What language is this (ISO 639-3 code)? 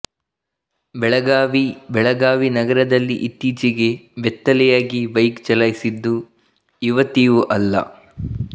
kan